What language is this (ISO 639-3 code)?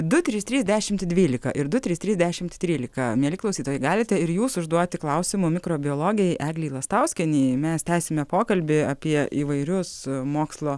lit